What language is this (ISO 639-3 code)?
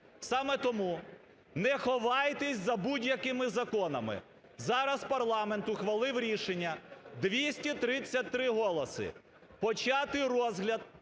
ukr